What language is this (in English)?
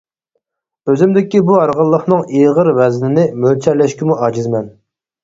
Uyghur